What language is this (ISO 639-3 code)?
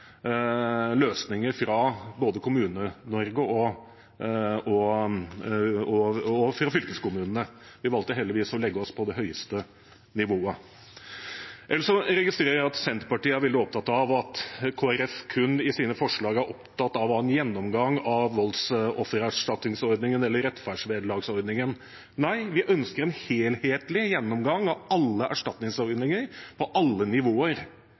nob